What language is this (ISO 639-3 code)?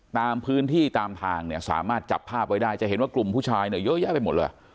tha